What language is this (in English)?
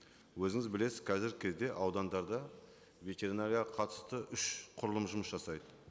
Kazakh